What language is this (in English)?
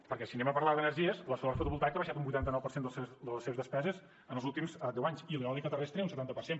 Catalan